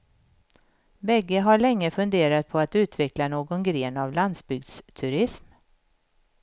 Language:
Swedish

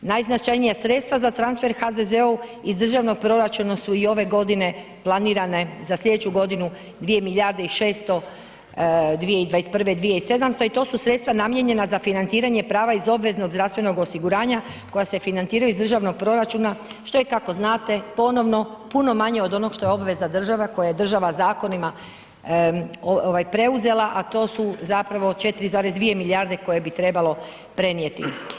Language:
Croatian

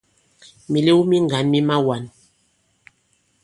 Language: Bankon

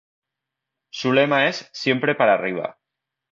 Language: Spanish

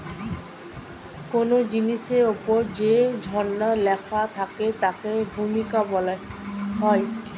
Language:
Bangla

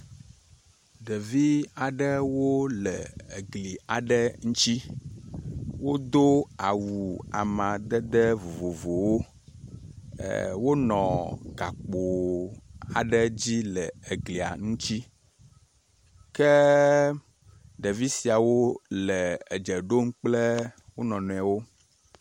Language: Ewe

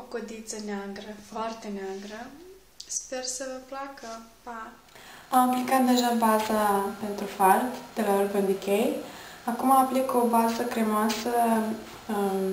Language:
Romanian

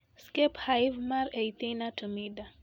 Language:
Luo (Kenya and Tanzania)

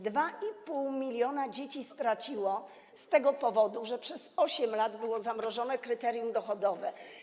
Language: Polish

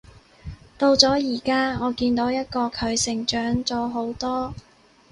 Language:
Cantonese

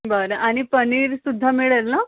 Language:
Marathi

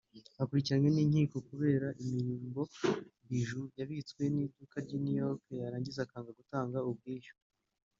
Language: Kinyarwanda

